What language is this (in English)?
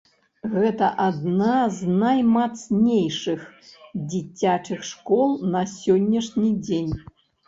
Belarusian